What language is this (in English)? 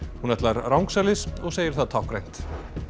Icelandic